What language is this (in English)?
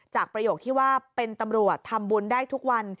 Thai